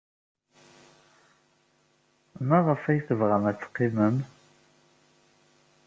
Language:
Kabyle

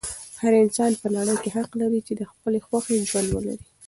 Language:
Pashto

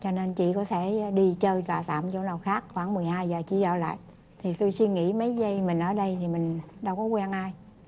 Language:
Vietnamese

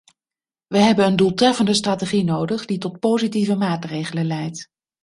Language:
Dutch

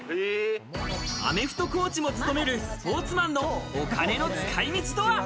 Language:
Japanese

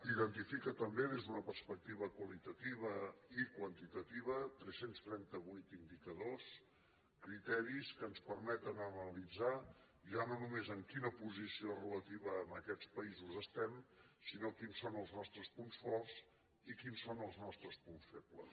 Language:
Catalan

